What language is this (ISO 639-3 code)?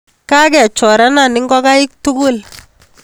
kln